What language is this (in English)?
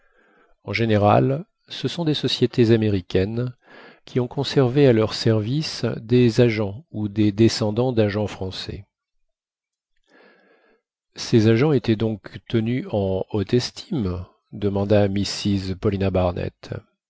French